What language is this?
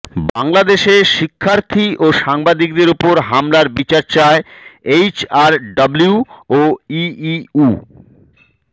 Bangla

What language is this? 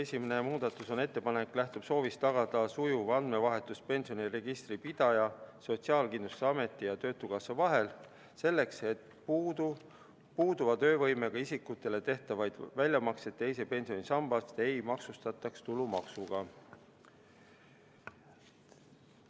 Estonian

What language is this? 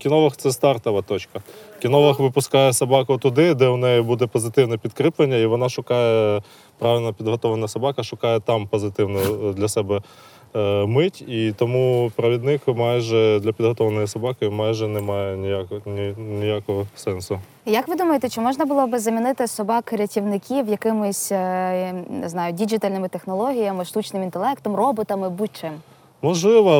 Ukrainian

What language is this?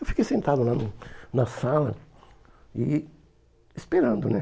Portuguese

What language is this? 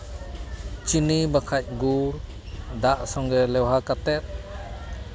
Santali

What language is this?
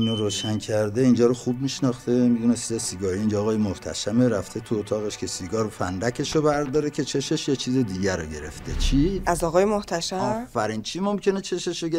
Persian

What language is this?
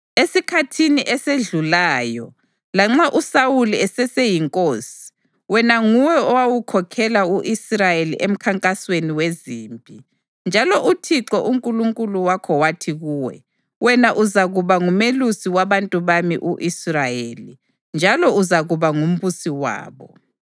North Ndebele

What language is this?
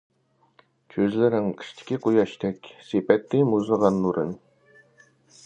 Uyghur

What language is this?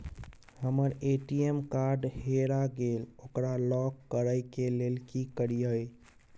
Maithili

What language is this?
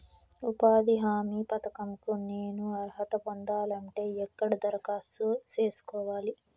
Telugu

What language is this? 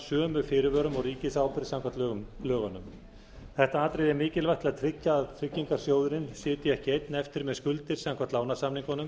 Icelandic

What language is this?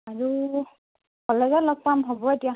Assamese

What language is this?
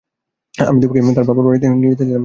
Bangla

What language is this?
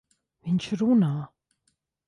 Latvian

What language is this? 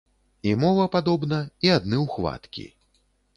Belarusian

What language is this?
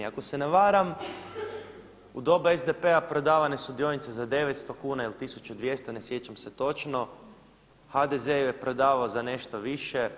Croatian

